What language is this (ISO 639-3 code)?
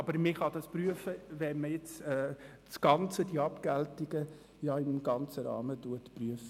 gsw